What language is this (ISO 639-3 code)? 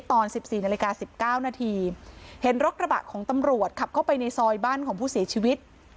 tha